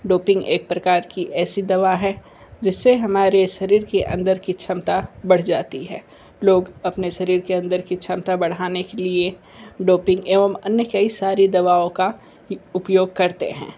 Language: Hindi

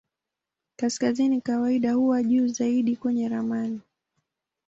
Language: Swahili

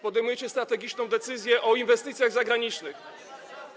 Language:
Polish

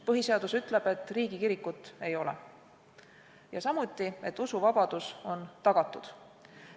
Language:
Estonian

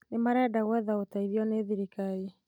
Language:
Kikuyu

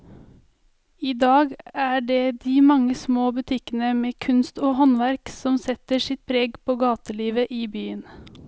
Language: Norwegian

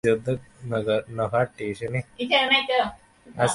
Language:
Bangla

